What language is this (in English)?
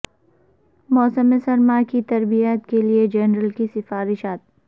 Urdu